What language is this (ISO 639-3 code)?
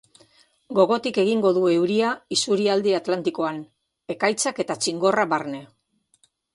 eus